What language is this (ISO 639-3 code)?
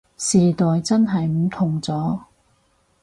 yue